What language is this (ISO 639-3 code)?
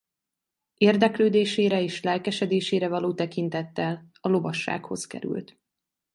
hun